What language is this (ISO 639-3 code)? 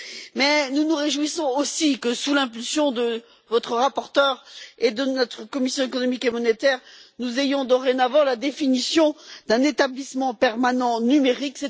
fra